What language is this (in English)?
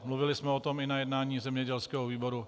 Czech